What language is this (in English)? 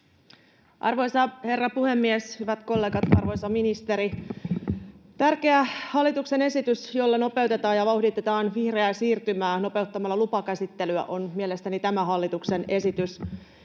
Finnish